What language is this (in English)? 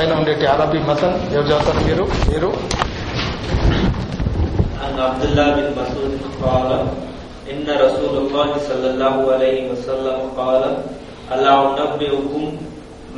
Telugu